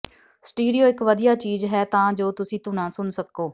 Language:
Punjabi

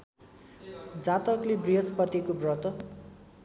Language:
Nepali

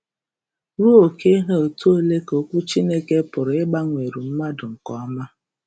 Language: Igbo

